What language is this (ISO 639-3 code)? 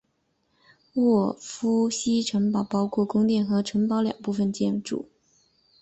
zho